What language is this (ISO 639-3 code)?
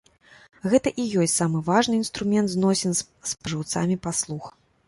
bel